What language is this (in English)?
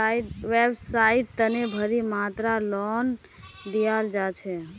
Magahi